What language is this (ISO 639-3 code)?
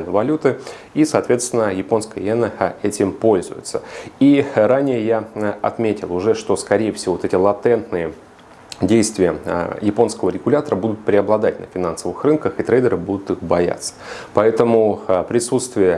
rus